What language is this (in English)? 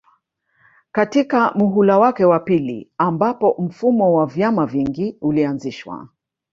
Swahili